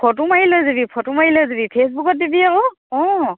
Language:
Assamese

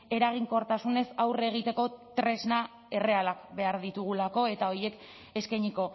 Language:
Basque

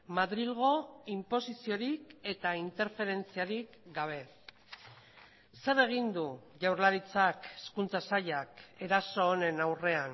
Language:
Basque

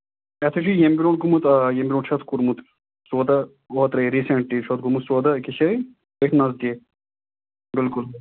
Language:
Kashmiri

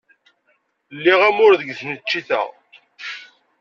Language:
Kabyle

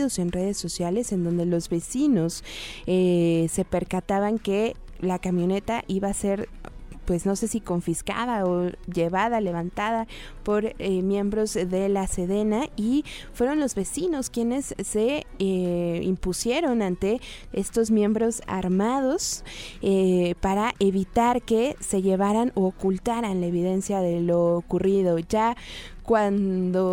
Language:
Spanish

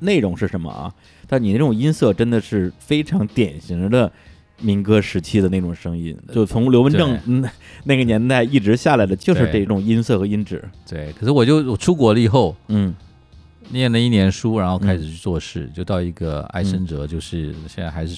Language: Chinese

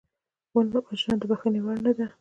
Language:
Pashto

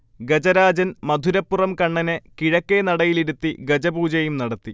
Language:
Malayalam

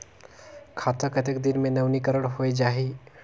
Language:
Chhattisgarhi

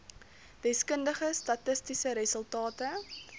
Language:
Afrikaans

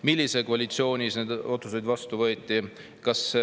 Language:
Estonian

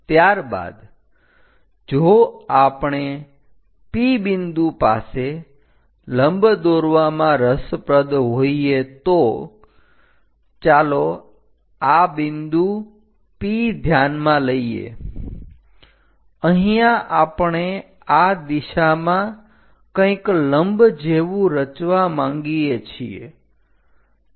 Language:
Gujarati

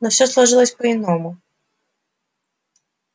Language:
Russian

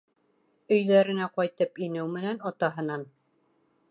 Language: Bashkir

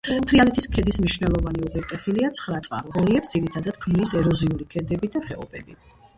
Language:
Georgian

